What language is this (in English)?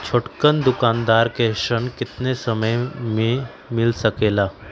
Magahi